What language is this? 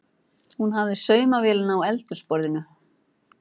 Icelandic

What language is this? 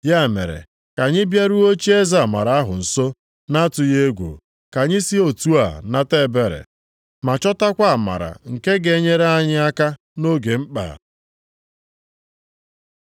Igbo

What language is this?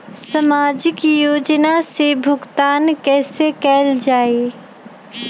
Magahi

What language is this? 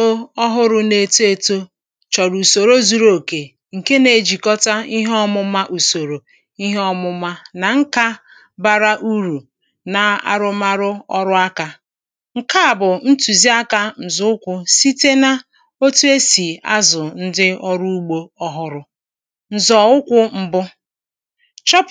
Igbo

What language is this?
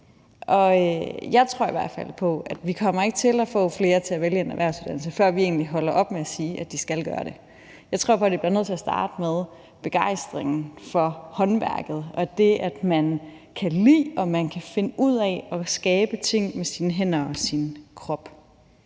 Danish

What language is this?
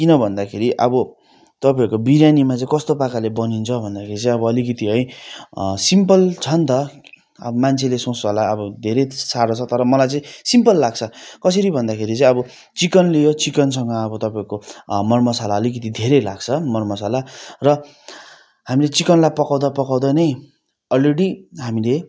Nepali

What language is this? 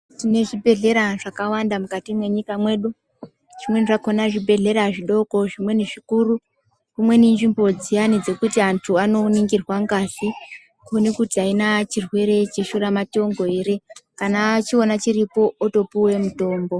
Ndau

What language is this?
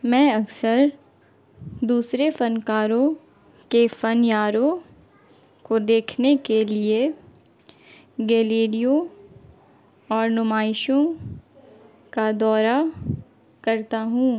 Urdu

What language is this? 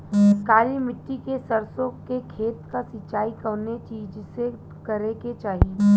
Bhojpuri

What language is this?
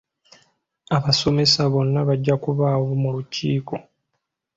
Ganda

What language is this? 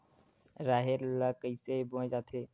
Chhattisgarhi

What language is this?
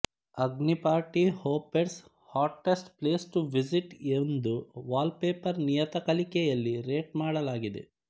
Kannada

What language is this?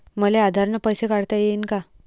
Marathi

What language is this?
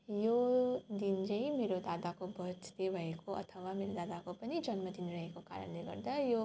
Nepali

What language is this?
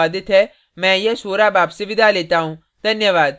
Hindi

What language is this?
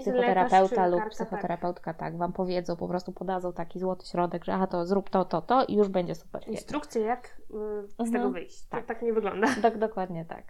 Polish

